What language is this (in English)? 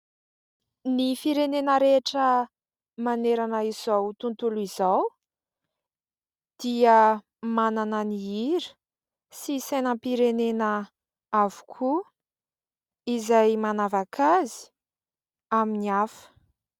Malagasy